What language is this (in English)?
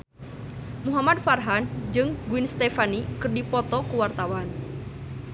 Sundanese